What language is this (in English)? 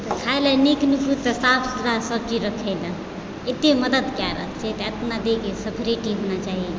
Maithili